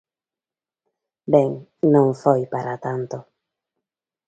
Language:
Galician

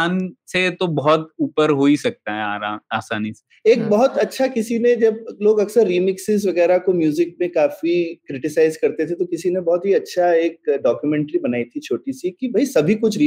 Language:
Hindi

